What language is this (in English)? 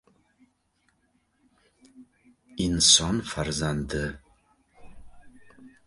Uzbek